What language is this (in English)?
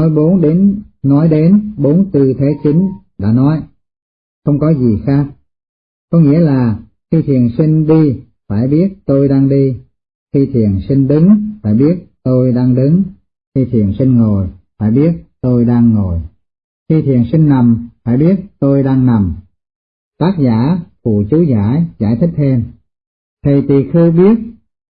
Vietnamese